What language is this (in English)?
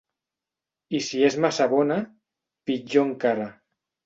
Catalan